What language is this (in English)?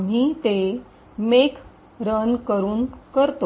Marathi